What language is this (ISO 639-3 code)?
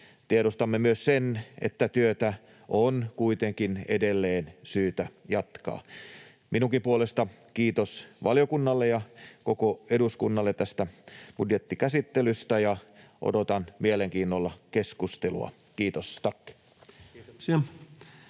fin